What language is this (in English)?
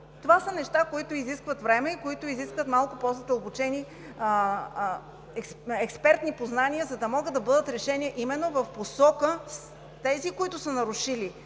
Bulgarian